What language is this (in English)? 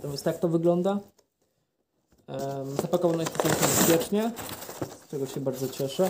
Polish